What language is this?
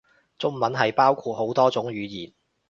Cantonese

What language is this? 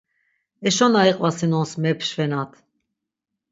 Laz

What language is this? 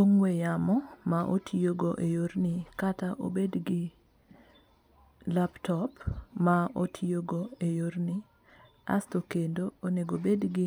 Luo (Kenya and Tanzania)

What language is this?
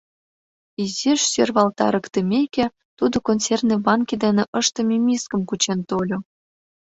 Mari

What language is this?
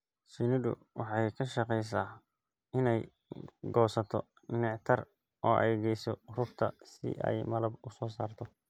Somali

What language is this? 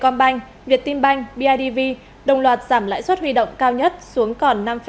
Vietnamese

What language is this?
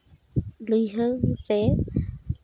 Santali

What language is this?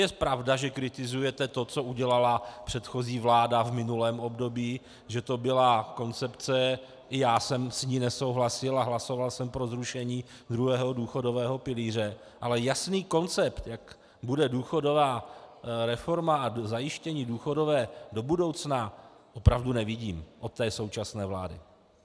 Czech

